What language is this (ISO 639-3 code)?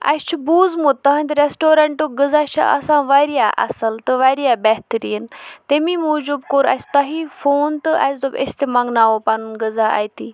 kas